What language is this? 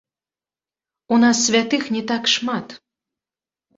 Belarusian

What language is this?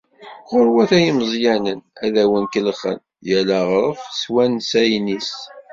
Kabyle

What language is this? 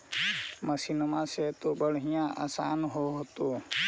Magahi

